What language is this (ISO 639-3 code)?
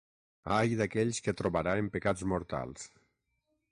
cat